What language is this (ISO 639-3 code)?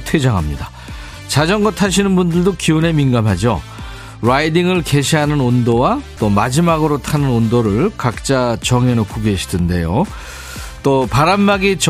kor